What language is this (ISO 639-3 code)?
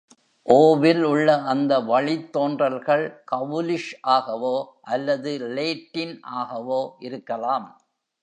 tam